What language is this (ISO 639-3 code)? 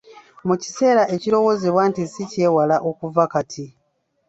lug